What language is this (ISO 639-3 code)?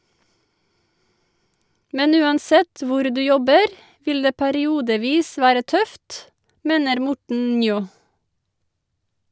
nor